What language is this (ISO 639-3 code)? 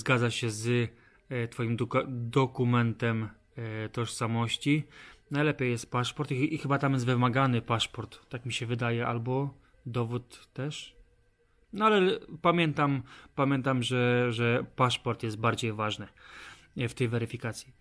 pol